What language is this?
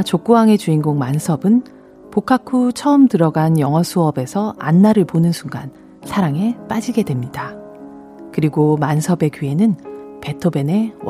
Korean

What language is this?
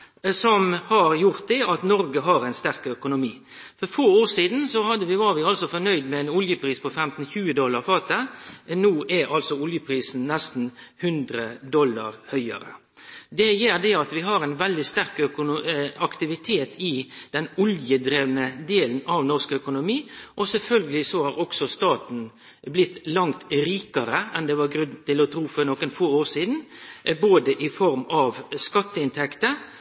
Norwegian Nynorsk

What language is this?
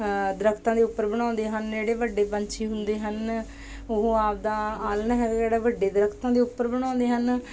Punjabi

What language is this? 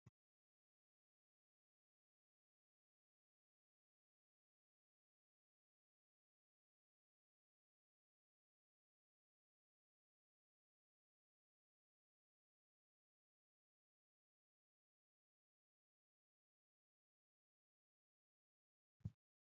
Sidamo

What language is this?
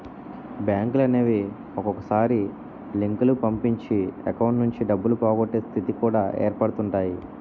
Telugu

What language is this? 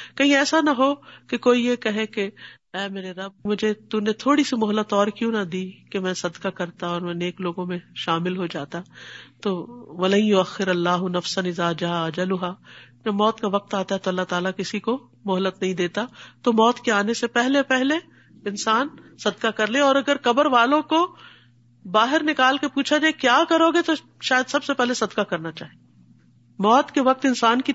Urdu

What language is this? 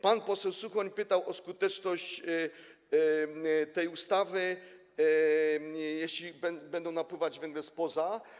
Polish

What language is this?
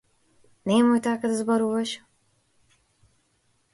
Macedonian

